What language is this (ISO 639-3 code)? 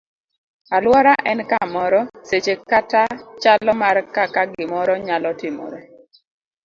luo